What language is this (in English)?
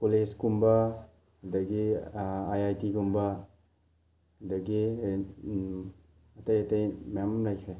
Manipuri